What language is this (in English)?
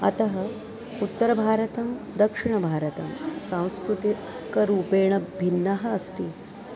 Sanskrit